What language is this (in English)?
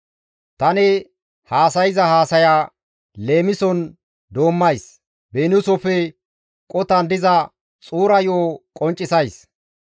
Gamo